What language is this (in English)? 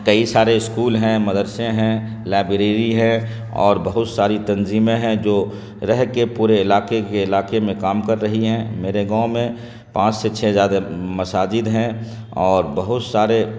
Urdu